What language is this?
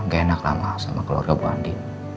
Indonesian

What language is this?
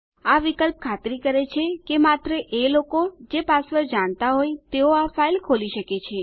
Gujarati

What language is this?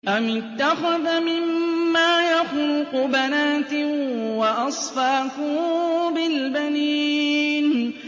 Arabic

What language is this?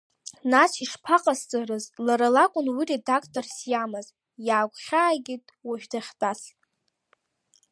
Abkhazian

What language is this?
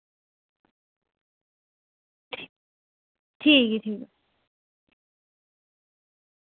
Dogri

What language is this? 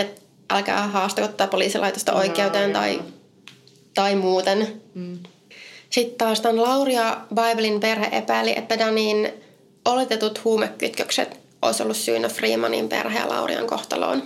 Finnish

